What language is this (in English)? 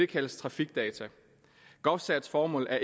Danish